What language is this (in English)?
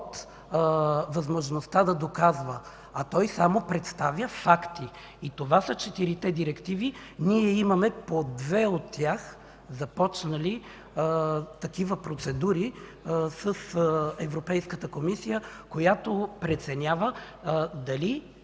Bulgarian